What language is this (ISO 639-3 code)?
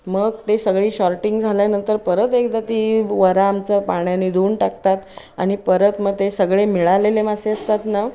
mar